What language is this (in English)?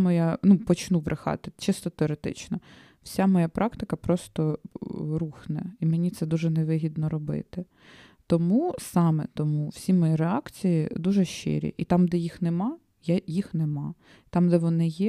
Ukrainian